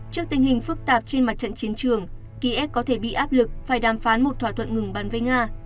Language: Vietnamese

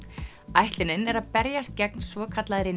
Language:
Icelandic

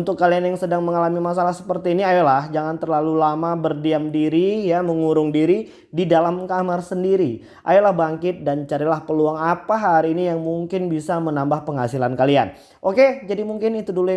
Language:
Indonesian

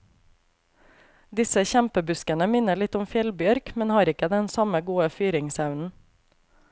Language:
Norwegian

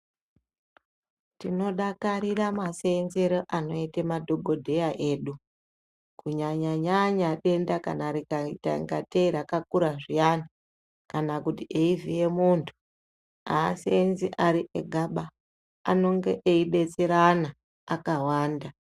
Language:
Ndau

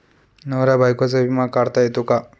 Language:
Marathi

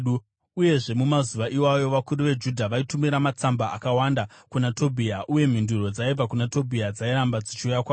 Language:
Shona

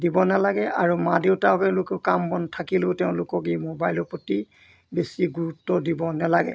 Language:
Assamese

